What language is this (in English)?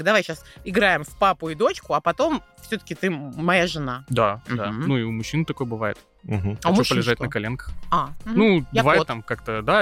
Russian